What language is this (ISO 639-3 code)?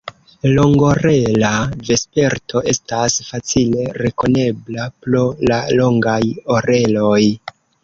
epo